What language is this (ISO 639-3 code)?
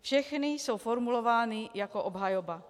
ces